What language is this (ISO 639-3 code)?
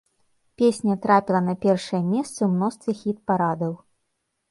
bel